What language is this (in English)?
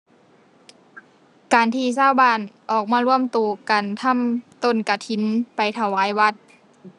Thai